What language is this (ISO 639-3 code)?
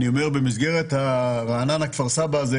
heb